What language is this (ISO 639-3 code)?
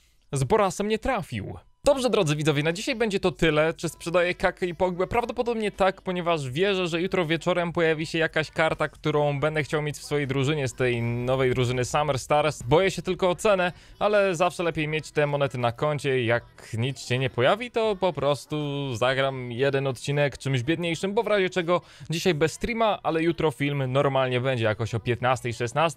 pol